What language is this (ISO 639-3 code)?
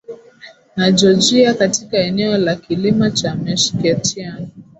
swa